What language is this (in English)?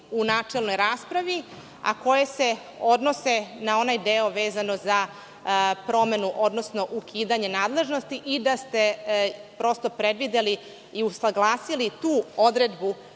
Serbian